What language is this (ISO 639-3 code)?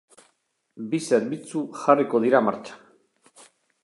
eus